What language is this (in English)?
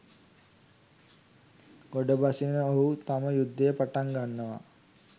Sinhala